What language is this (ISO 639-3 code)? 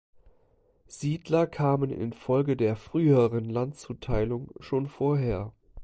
deu